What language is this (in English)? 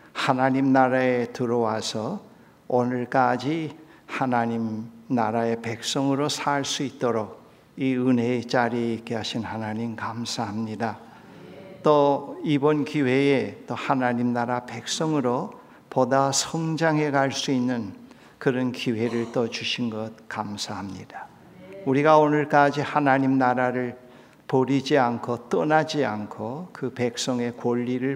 Korean